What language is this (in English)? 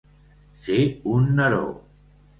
Catalan